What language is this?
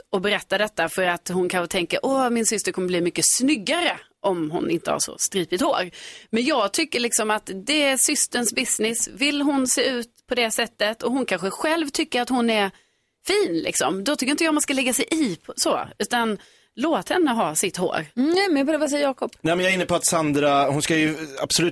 Swedish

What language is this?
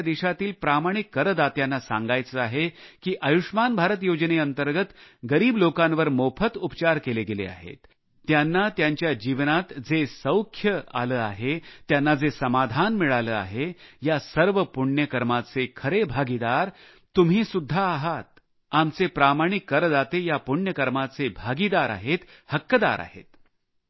Marathi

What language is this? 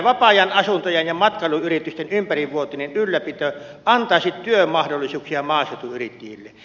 Finnish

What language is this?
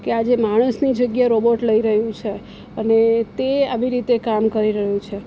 Gujarati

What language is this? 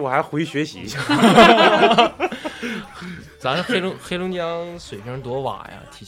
Chinese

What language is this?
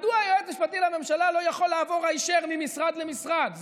Hebrew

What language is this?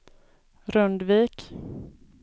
Swedish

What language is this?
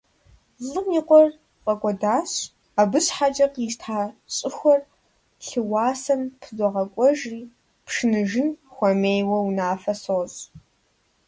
Kabardian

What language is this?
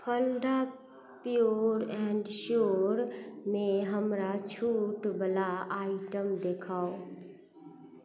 Maithili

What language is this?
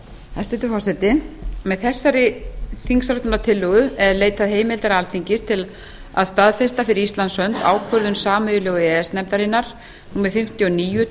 Icelandic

